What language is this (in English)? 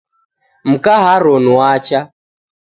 Taita